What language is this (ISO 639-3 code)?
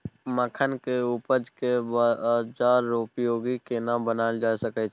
mai